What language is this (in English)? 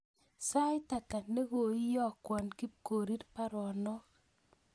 Kalenjin